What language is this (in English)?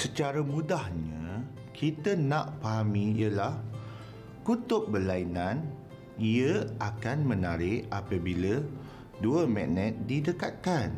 Malay